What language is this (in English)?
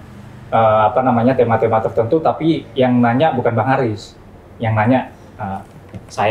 Indonesian